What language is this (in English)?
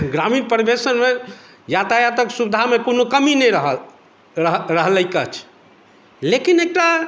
Maithili